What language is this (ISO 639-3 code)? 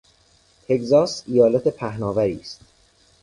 fas